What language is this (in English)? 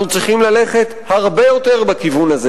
Hebrew